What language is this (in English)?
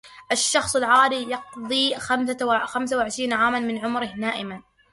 Arabic